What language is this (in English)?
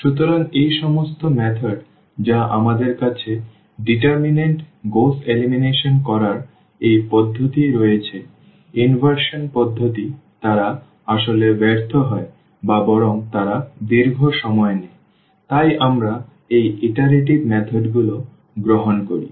Bangla